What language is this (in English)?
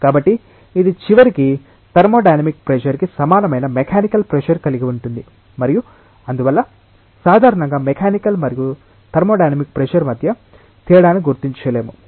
Telugu